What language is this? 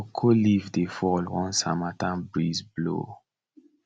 Nigerian Pidgin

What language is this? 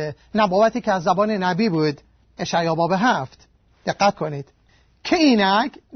Persian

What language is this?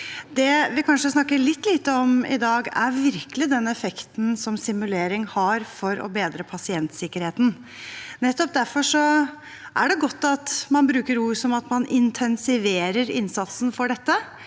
Norwegian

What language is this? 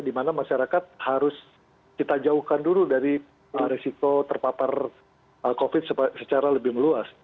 Indonesian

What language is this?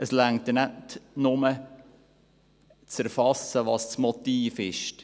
Swiss German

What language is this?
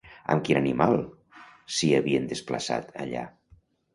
Catalan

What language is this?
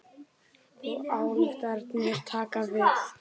Icelandic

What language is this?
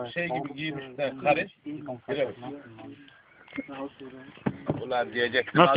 Turkish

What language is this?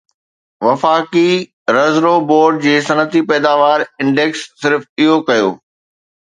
Sindhi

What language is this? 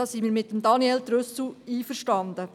Swiss German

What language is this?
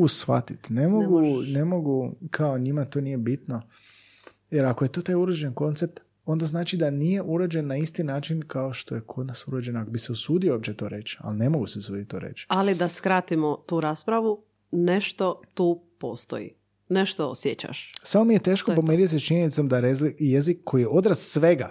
Croatian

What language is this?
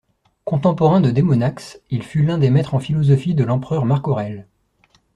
French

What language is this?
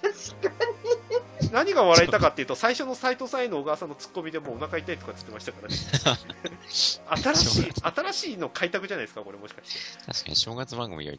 Japanese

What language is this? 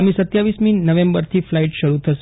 Gujarati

